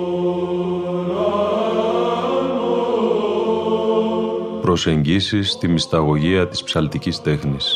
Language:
Greek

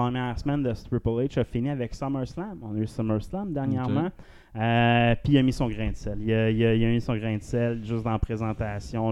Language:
French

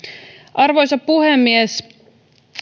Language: Finnish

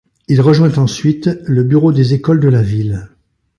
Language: French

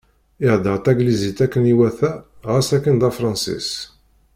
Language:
Kabyle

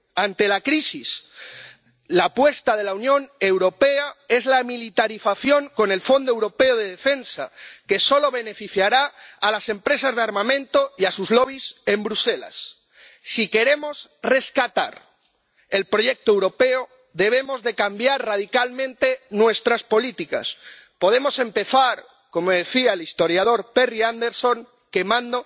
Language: Spanish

